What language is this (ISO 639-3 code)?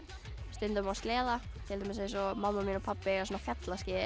isl